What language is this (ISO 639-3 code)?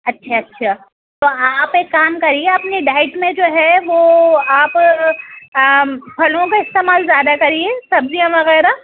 urd